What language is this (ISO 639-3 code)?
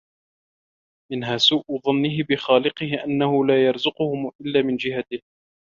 ara